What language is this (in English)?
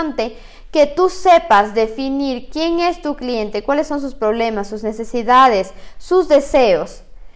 Spanish